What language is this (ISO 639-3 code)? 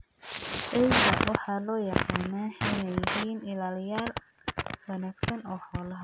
som